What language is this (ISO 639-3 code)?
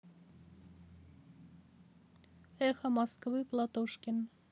rus